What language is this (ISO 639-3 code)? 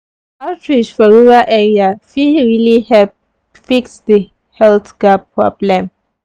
pcm